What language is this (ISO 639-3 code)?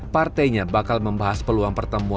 ind